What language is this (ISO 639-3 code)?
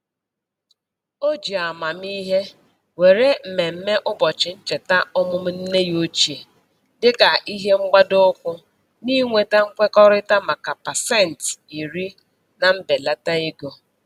ibo